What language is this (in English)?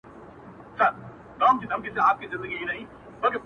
Pashto